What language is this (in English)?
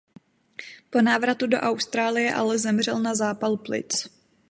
Czech